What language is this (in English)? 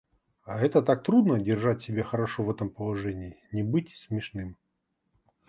Russian